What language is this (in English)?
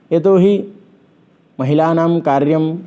Sanskrit